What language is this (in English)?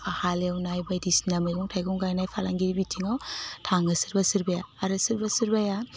Bodo